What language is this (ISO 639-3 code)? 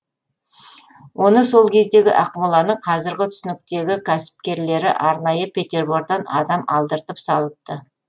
kaz